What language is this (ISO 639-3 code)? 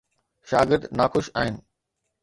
snd